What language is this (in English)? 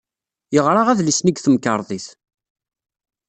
Kabyle